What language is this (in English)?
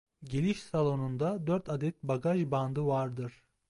Turkish